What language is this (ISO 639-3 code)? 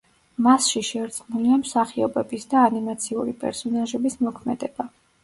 kat